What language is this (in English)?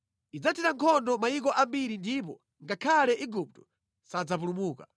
Nyanja